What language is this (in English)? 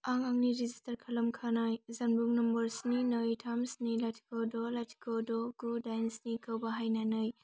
Bodo